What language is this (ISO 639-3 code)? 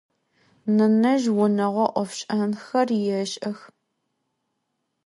ady